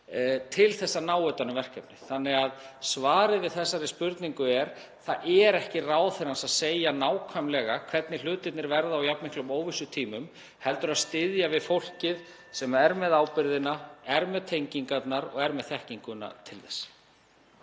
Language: Icelandic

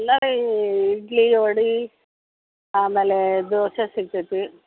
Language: Kannada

